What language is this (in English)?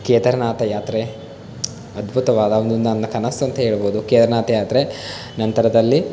Kannada